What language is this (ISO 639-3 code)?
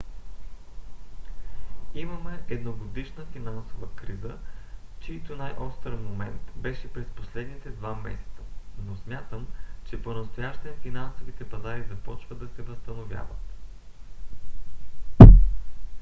bul